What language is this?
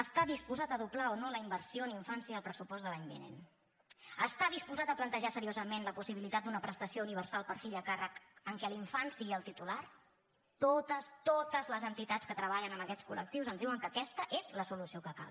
Catalan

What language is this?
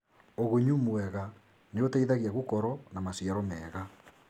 Kikuyu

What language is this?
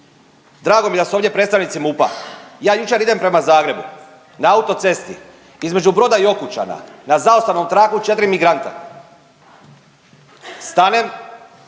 Croatian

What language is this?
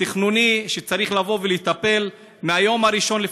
Hebrew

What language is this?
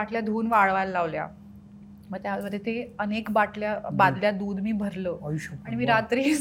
Marathi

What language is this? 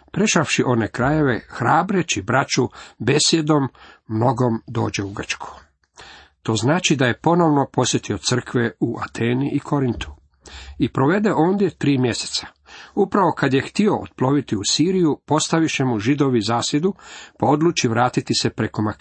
Croatian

